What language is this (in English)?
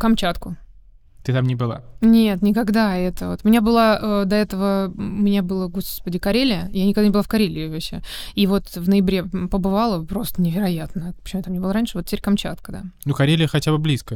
Russian